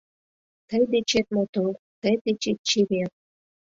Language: Mari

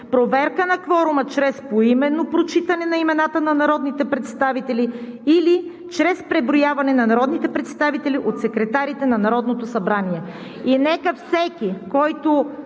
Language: Bulgarian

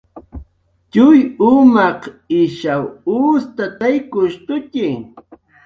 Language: Jaqaru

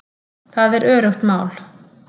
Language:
Icelandic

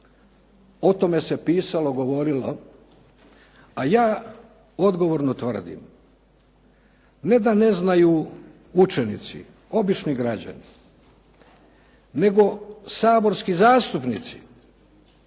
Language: Croatian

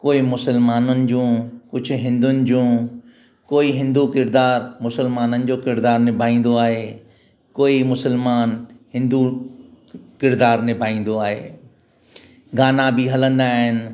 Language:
Sindhi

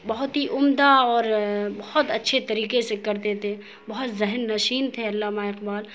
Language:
Urdu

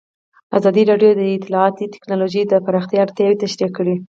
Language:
Pashto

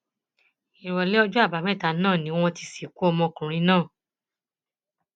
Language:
Yoruba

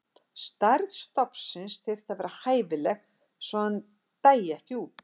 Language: Icelandic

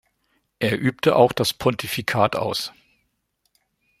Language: German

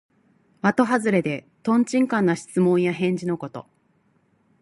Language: Japanese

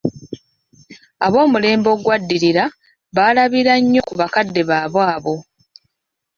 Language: Ganda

